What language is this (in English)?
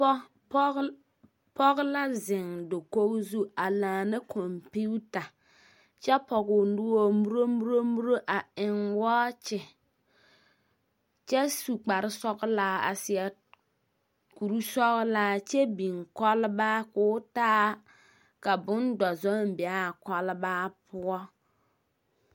Southern Dagaare